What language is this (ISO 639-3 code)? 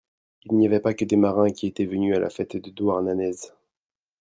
fra